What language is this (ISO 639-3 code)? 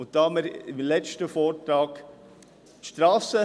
gsw